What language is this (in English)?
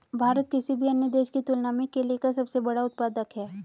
Hindi